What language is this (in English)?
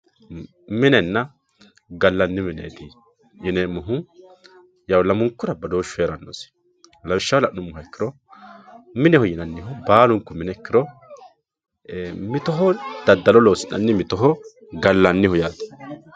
Sidamo